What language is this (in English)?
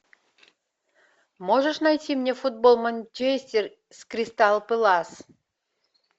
Russian